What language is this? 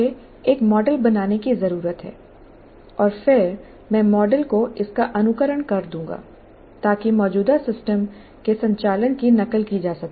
Hindi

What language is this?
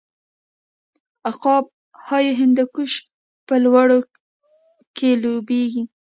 Pashto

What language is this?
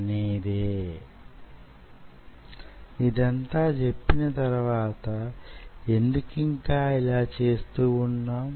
Telugu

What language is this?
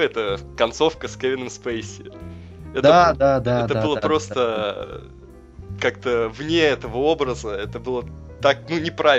Russian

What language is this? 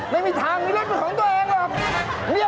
Thai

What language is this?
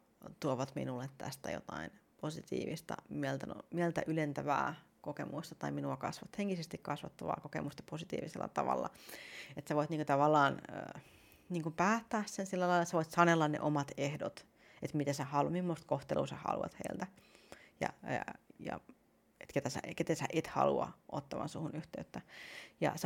Finnish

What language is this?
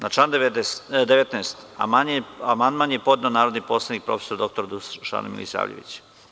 Serbian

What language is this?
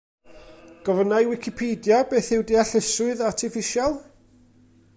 Welsh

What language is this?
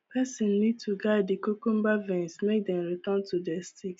Nigerian Pidgin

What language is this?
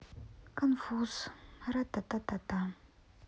Russian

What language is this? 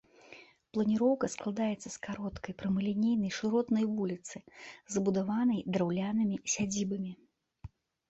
Belarusian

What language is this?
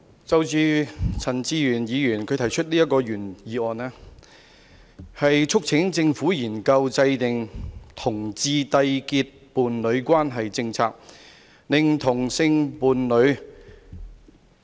Cantonese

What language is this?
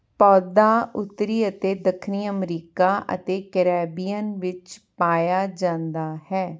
Punjabi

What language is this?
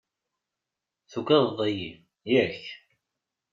Kabyle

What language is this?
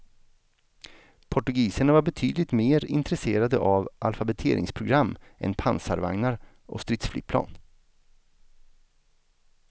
Swedish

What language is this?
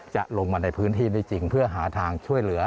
Thai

